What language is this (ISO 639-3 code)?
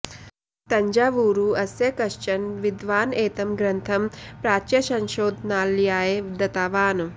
san